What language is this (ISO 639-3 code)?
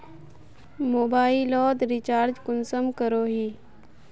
mag